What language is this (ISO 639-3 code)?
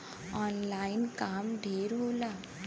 bho